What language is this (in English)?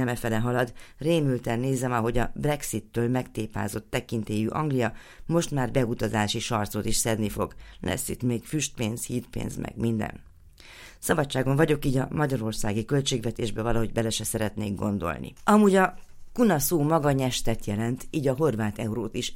Hungarian